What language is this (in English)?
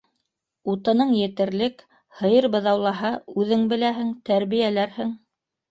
Bashkir